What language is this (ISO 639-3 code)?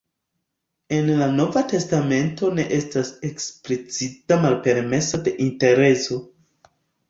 epo